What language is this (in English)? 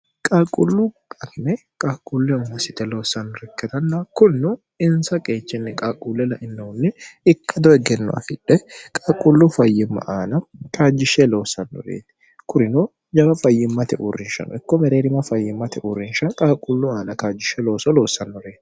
Sidamo